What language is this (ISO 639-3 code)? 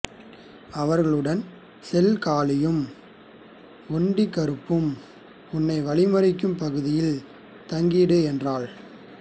tam